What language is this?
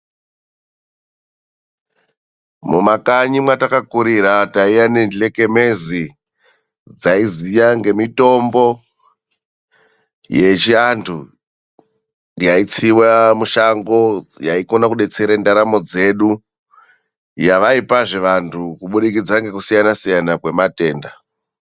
Ndau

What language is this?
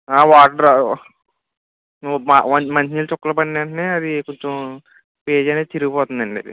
Telugu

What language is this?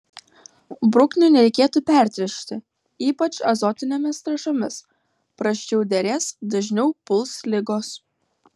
Lithuanian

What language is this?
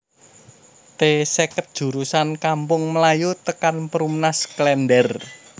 Javanese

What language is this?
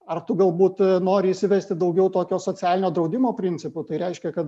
Lithuanian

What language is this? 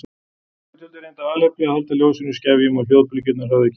Icelandic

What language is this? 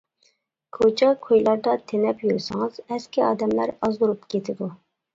Uyghur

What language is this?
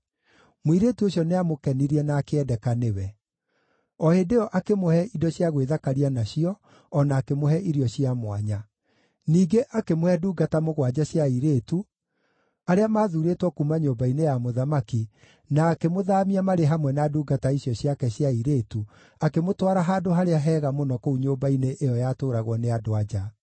Kikuyu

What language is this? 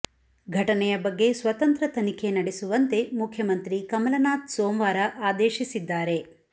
Kannada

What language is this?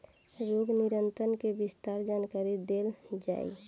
Bhojpuri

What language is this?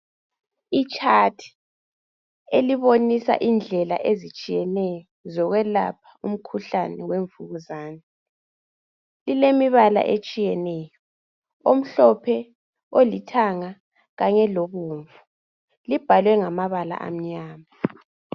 North Ndebele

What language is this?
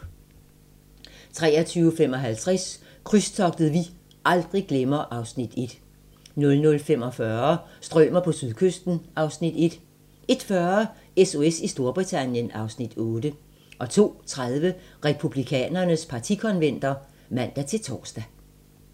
Danish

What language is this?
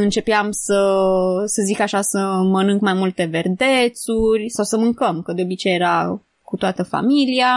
Romanian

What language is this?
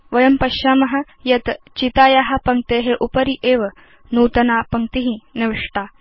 Sanskrit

